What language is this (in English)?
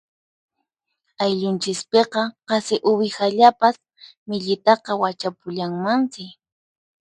Puno Quechua